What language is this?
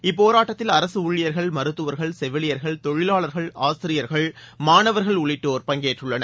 Tamil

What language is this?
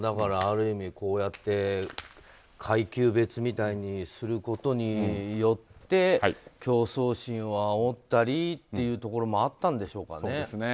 Japanese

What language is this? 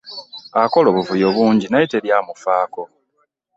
Ganda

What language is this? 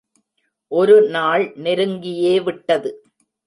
Tamil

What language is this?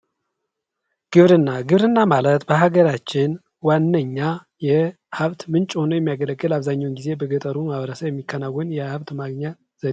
Amharic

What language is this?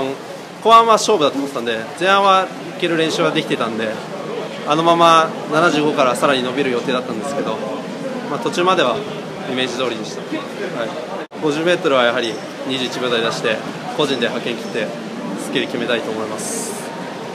Japanese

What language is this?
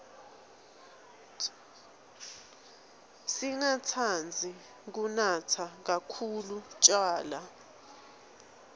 Swati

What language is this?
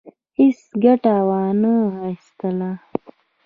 Pashto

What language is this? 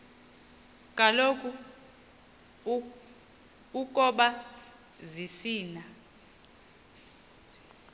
Xhosa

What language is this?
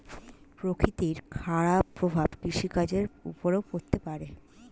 Bangla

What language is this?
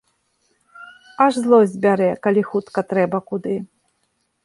Belarusian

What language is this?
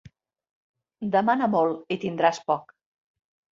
Catalan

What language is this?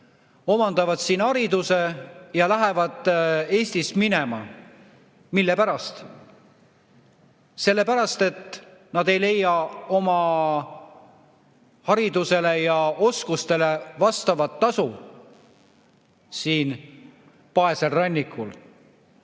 Estonian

